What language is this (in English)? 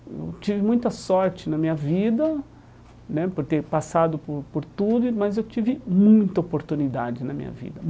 Portuguese